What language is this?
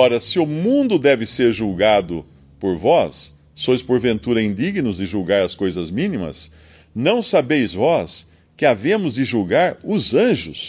Portuguese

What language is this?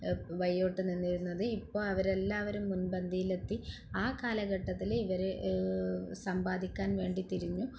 Malayalam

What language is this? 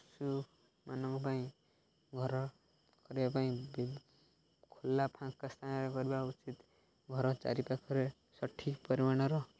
Odia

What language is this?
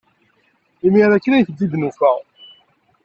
Kabyle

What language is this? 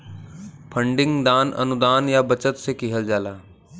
Bhojpuri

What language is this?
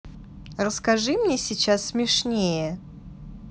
Russian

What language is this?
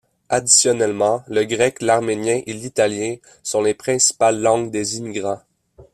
French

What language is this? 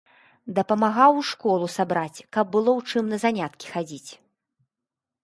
Belarusian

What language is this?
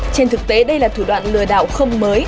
Vietnamese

